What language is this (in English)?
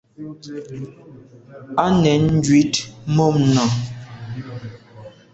Medumba